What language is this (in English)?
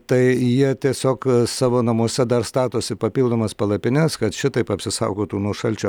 Lithuanian